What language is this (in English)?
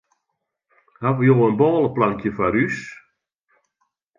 Western Frisian